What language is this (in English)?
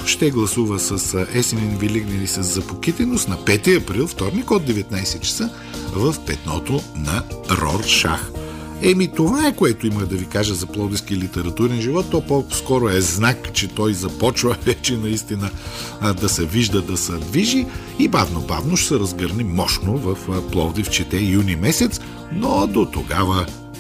Bulgarian